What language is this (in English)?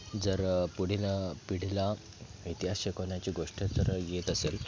Marathi